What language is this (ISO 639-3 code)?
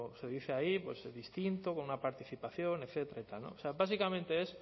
spa